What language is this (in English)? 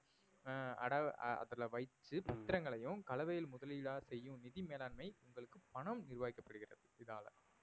Tamil